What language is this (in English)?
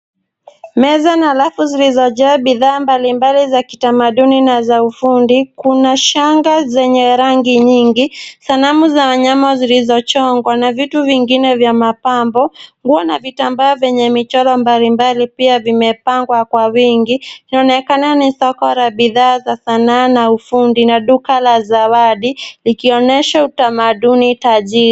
Swahili